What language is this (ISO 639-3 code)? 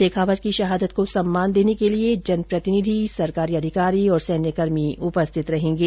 hin